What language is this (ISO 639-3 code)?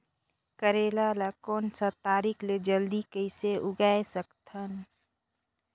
hne